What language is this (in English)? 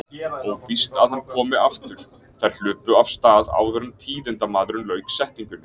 Icelandic